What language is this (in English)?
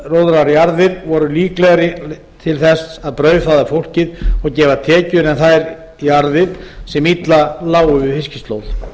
Icelandic